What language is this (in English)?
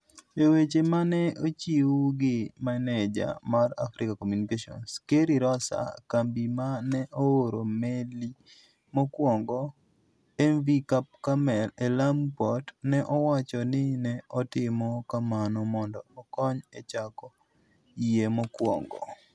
Luo (Kenya and Tanzania)